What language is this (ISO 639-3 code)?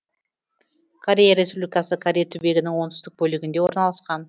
kaz